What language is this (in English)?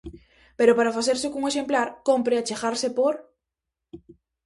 Galician